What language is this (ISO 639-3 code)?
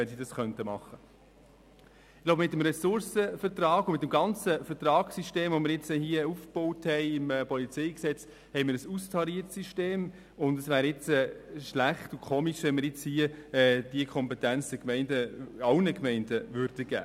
gsw